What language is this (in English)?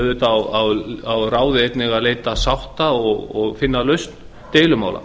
Icelandic